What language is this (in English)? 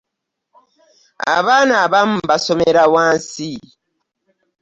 Ganda